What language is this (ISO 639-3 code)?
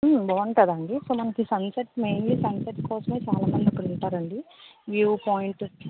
tel